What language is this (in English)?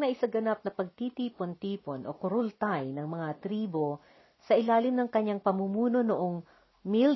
Filipino